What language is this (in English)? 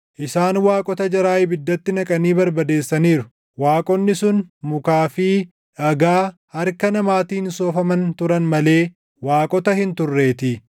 Oromo